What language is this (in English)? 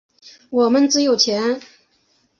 Chinese